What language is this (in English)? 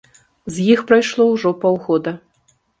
Belarusian